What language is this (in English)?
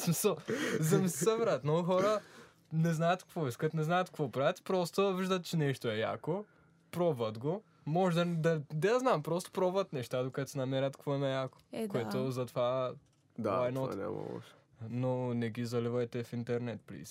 Bulgarian